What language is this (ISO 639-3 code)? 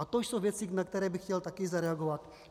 ces